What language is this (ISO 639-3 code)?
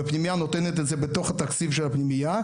heb